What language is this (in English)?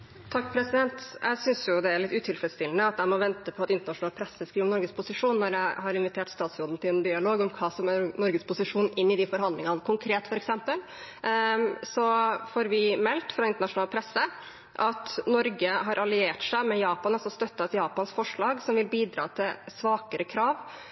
Norwegian